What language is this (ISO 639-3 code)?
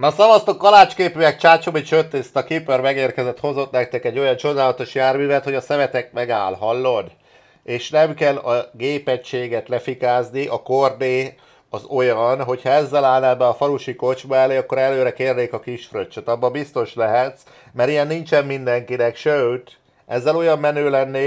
hun